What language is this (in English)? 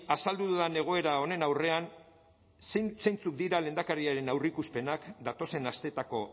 Basque